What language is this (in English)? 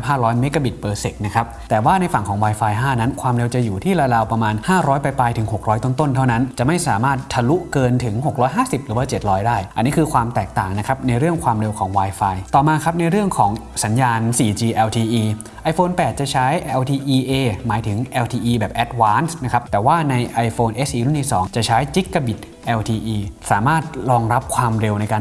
Thai